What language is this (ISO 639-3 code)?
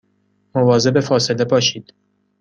fas